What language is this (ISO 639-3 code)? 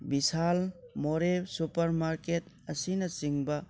mni